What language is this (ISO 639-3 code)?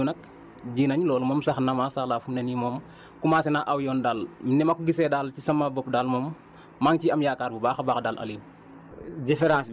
wol